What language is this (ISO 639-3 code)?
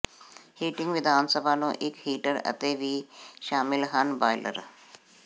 pan